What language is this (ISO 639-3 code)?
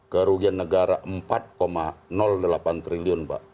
ind